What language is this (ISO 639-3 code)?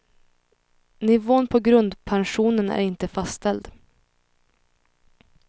swe